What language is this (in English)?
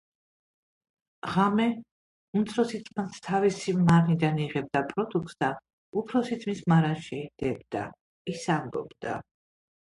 Georgian